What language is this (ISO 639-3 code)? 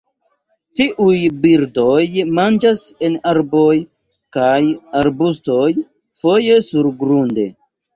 epo